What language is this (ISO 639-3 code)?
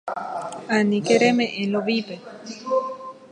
grn